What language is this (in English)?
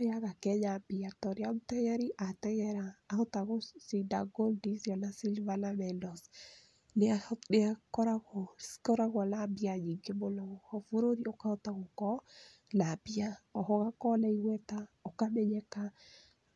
Kikuyu